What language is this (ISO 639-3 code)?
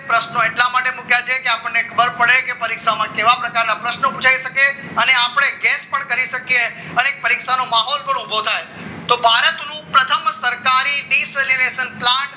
guj